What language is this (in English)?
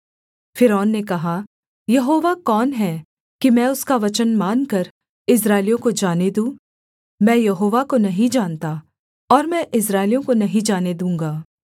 Hindi